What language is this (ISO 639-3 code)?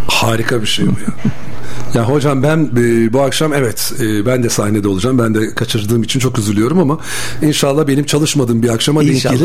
tur